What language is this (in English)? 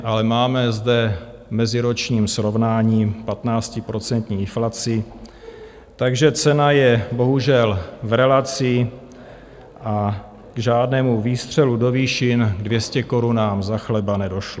Czech